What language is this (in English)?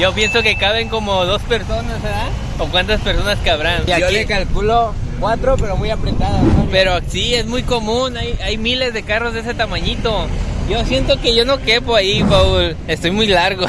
Spanish